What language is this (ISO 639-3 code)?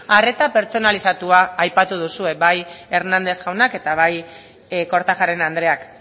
eus